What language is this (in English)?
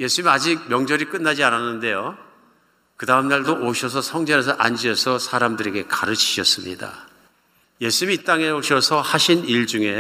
Korean